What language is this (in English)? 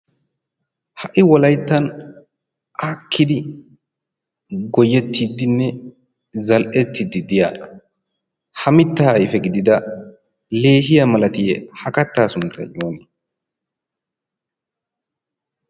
Wolaytta